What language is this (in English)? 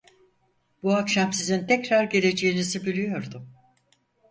Turkish